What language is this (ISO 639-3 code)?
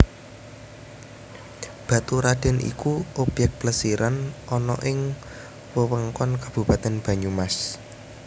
jav